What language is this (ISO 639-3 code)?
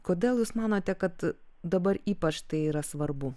lit